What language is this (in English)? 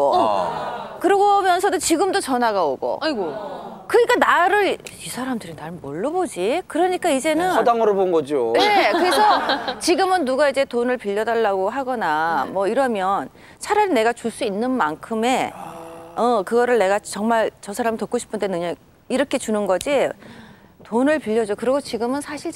Korean